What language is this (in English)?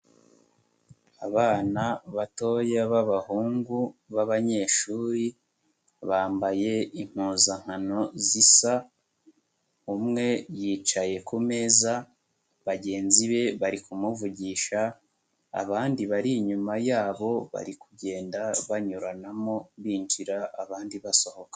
Kinyarwanda